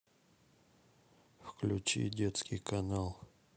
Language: Russian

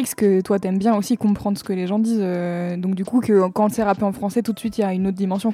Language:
French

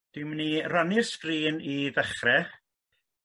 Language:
Welsh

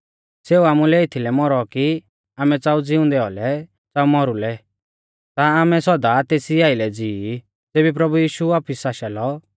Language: Mahasu Pahari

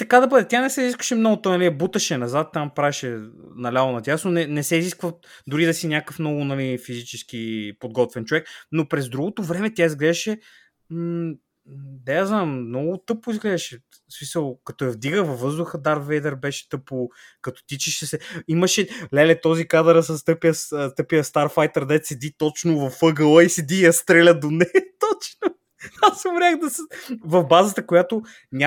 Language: Bulgarian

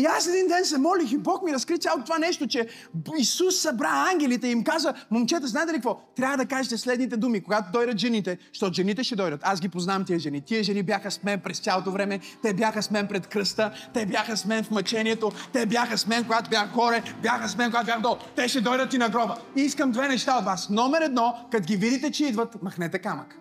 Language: Bulgarian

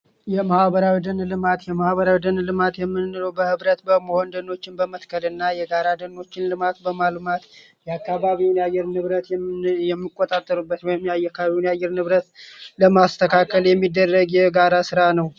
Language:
Amharic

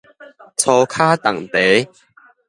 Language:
Min Nan Chinese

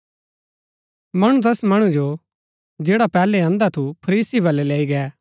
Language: Gaddi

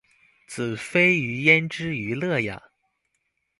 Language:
Chinese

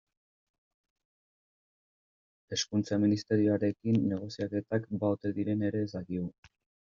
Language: Basque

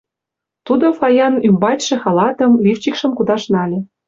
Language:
Mari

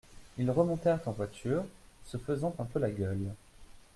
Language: French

